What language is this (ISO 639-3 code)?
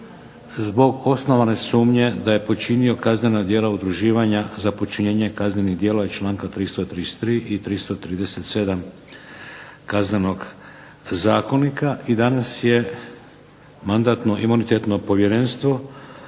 hrv